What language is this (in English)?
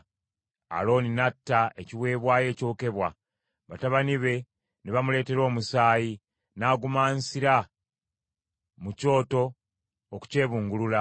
Ganda